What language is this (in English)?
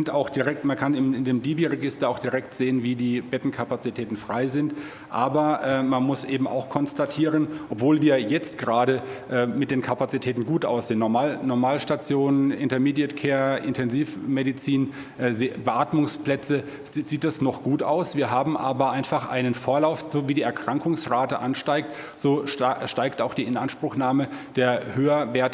German